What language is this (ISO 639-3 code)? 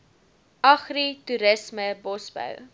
afr